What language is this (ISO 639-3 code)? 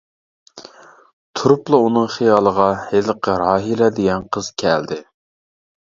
uig